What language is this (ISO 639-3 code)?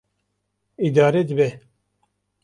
kur